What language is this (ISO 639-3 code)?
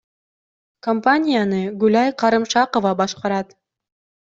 kir